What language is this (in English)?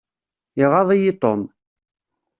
Kabyle